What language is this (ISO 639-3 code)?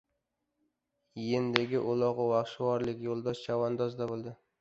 uzb